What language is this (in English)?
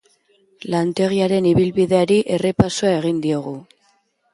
Basque